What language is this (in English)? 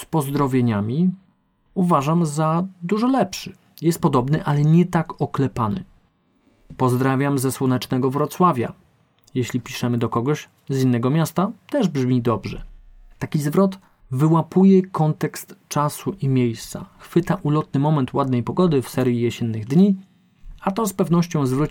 Polish